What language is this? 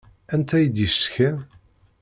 Kabyle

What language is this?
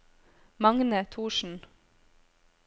Norwegian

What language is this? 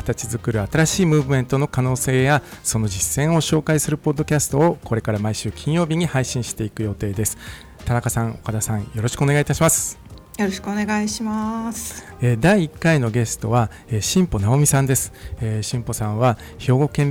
Japanese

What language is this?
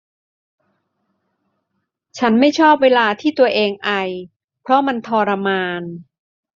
Thai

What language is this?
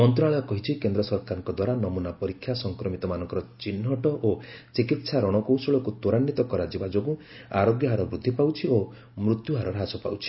Odia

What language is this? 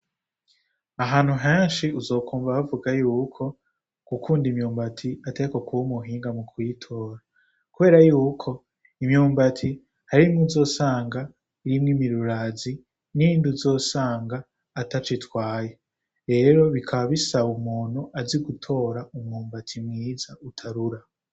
Rundi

